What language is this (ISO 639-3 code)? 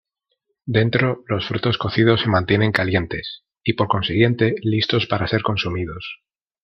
spa